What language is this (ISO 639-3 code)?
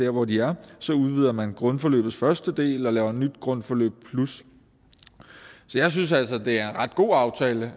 dan